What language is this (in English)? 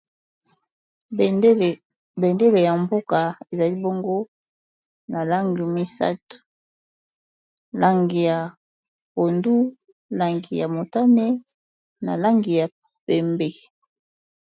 Lingala